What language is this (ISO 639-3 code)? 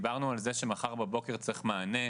heb